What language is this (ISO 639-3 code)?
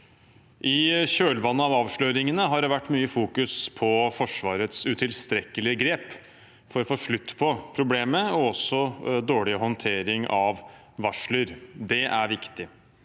nor